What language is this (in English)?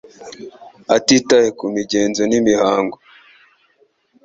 Kinyarwanda